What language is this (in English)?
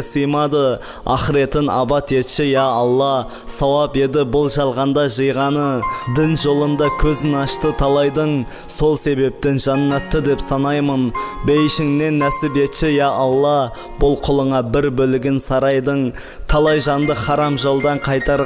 Turkish